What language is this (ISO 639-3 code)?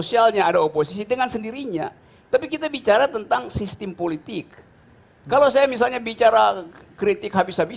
ind